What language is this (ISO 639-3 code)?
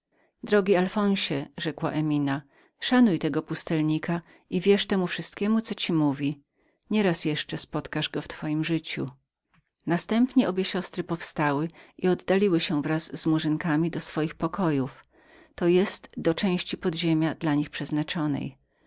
pol